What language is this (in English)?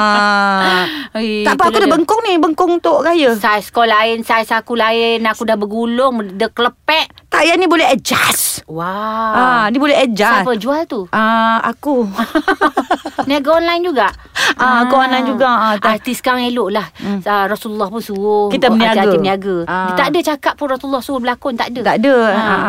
Malay